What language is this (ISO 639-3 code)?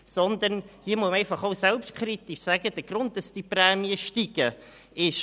gsw